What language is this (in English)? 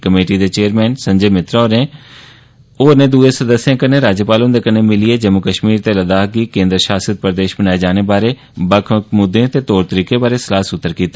Dogri